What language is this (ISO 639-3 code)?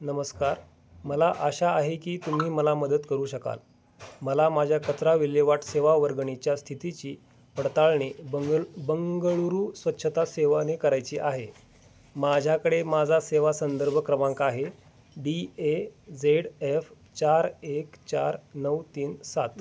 mar